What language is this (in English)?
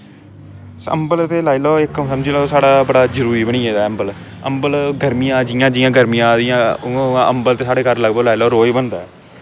Dogri